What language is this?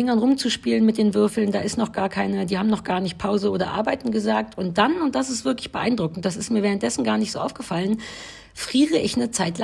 German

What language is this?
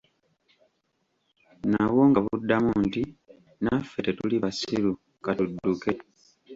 Ganda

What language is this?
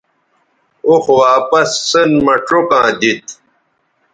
Bateri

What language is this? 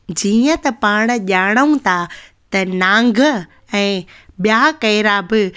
Sindhi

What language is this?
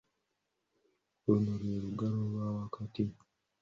Ganda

